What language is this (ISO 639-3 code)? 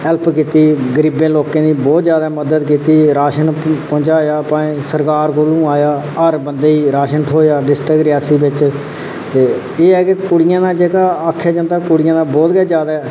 doi